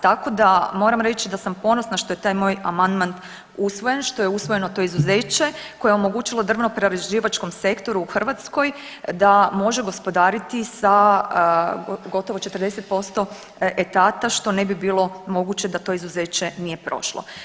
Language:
Croatian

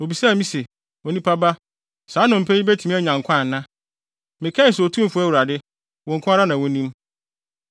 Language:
Akan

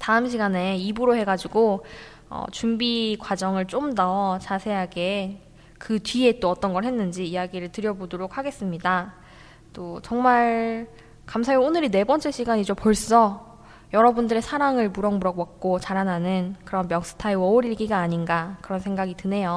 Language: Korean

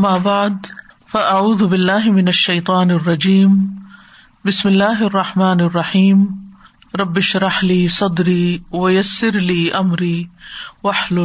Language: Urdu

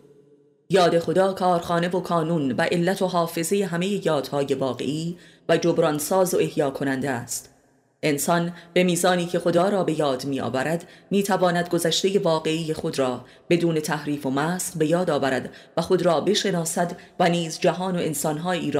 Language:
Persian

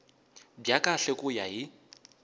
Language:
Tsonga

